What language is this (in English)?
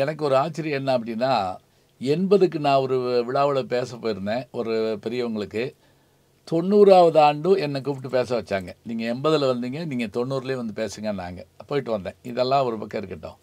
Tamil